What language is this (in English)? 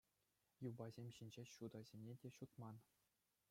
Chuvash